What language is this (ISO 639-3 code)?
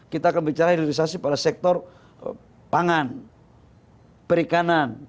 ind